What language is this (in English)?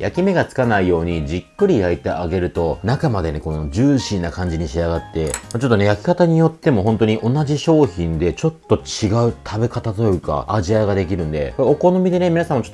Japanese